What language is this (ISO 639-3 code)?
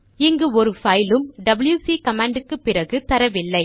tam